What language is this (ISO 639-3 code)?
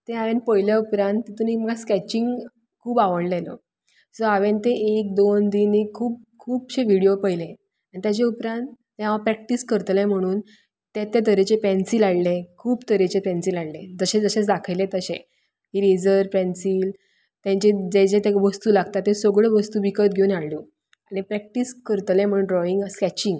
kok